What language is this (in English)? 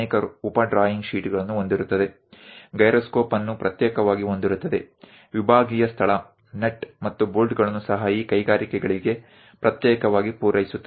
Gujarati